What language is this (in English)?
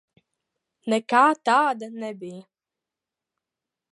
Latvian